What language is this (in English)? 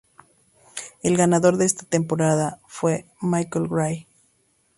Spanish